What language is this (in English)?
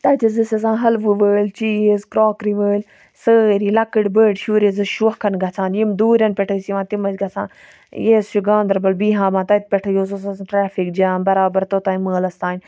Kashmiri